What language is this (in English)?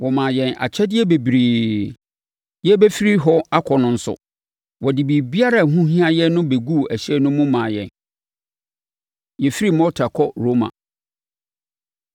Akan